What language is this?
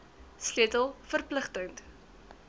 Afrikaans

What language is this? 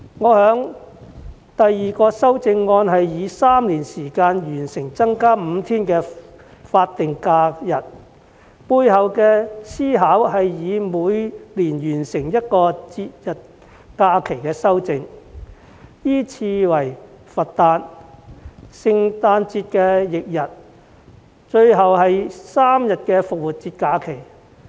Cantonese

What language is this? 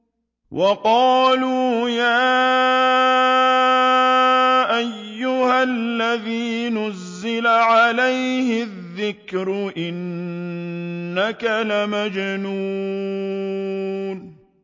Arabic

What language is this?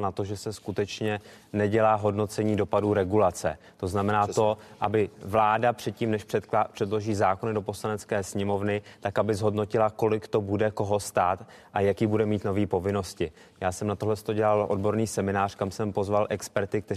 Czech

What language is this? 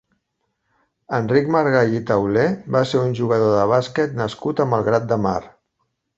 Catalan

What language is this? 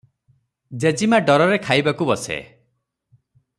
Odia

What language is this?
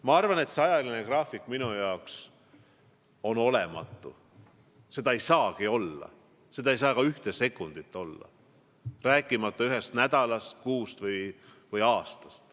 Estonian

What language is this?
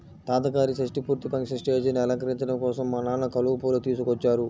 Telugu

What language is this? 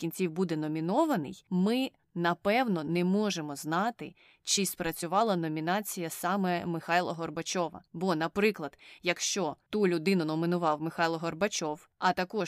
Ukrainian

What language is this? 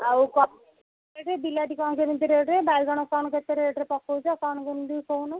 Odia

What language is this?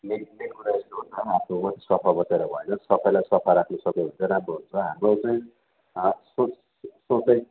Nepali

